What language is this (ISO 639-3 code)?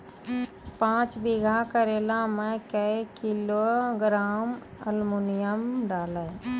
mai